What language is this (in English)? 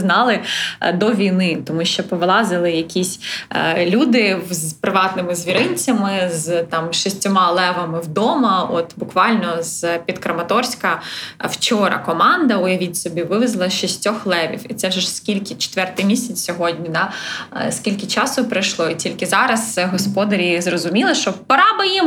Ukrainian